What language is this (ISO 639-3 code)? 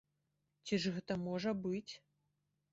bel